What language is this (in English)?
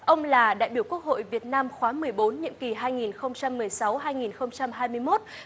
Vietnamese